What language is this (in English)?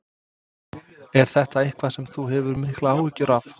Icelandic